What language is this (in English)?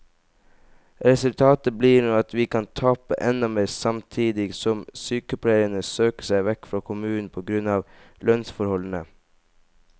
Norwegian